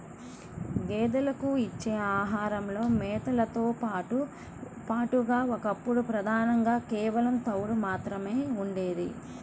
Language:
Telugu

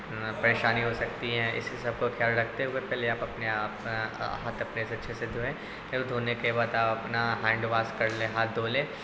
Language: Urdu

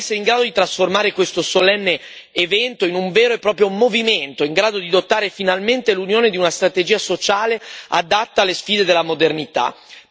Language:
Italian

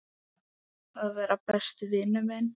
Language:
Icelandic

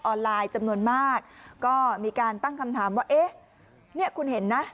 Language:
Thai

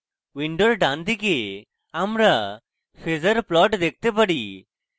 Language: Bangla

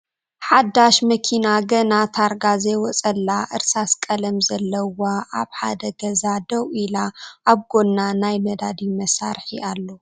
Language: Tigrinya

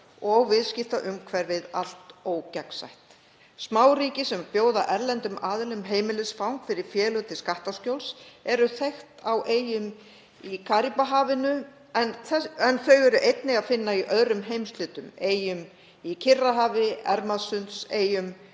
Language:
Icelandic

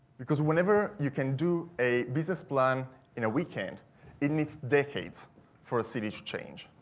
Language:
English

